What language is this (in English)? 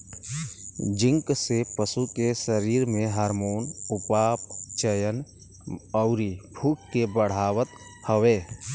Bhojpuri